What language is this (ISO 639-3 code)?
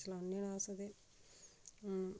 doi